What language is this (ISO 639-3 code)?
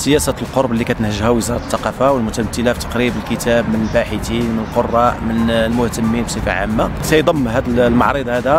ara